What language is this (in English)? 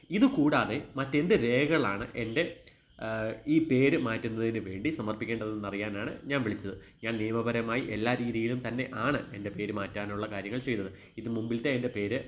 Malayalam